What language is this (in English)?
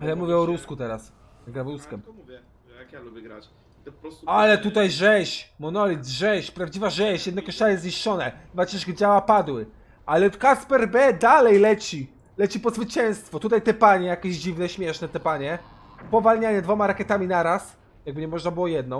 Polish